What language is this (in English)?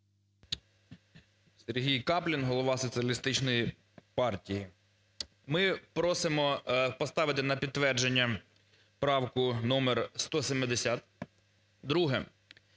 Ukrainian